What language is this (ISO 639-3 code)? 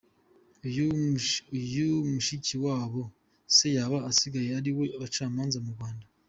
kin